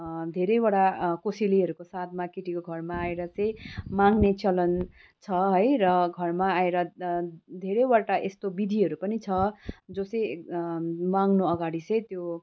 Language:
Nepali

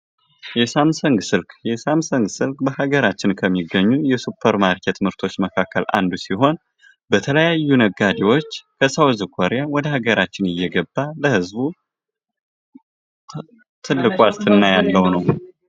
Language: Amharic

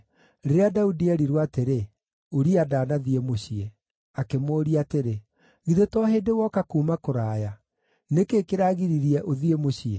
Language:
Kikuyu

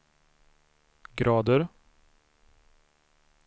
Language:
Swedish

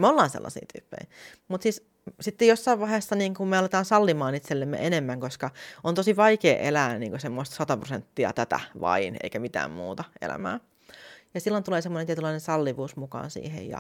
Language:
Finnish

